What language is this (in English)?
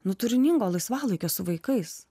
Lithuanian